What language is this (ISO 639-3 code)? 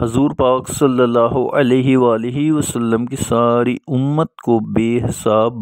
ara